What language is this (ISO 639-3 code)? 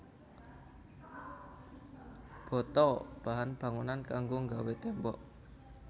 jav